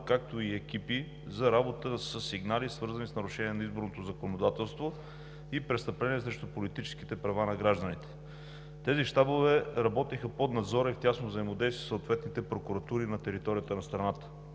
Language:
Bulgarian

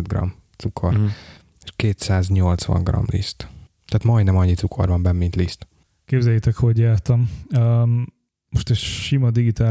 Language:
Hungarian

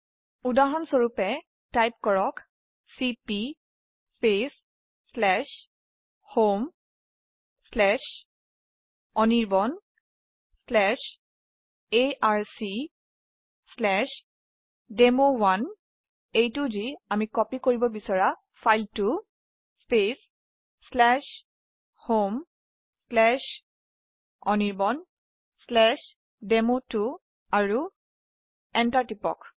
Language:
Assamese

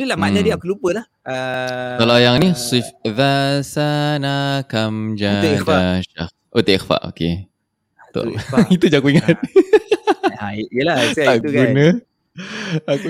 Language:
Malay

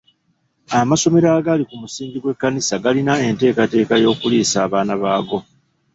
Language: Ganda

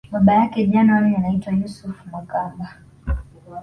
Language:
Swahili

